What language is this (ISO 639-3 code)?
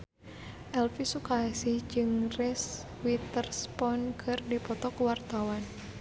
sun